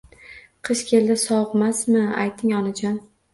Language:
Uzbek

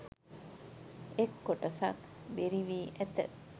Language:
Sinhala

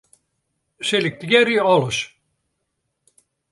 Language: Western Frisian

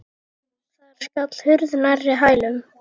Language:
Icelandic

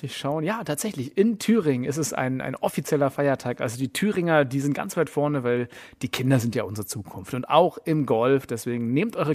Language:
German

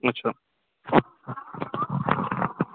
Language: Assamese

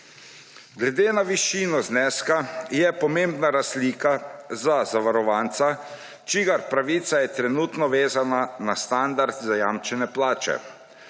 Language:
Slovenian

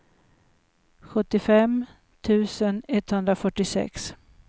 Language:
Swedish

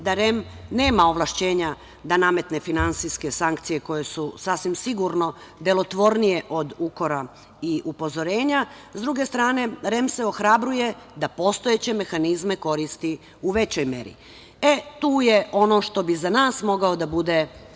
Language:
Serbian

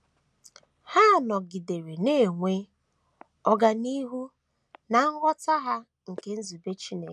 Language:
Igbo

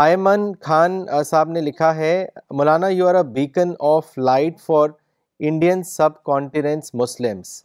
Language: Urdu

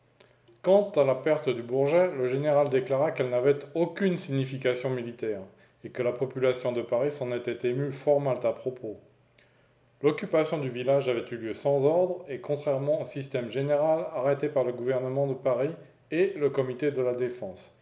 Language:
French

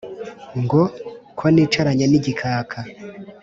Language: Kinyarwanda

